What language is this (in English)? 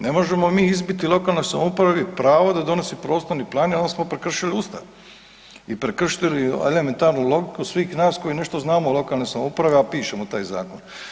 Croatian